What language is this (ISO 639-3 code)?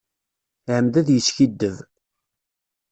kab